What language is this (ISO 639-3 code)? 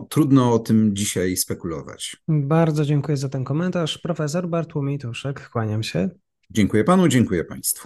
pol